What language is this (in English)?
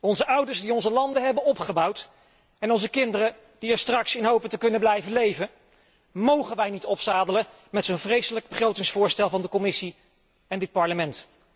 Dutch